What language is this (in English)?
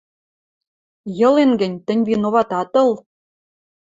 Western Mari